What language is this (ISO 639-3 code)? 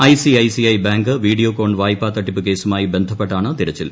mal